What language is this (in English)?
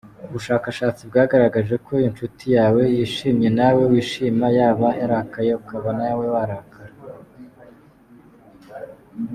Kinyarwanda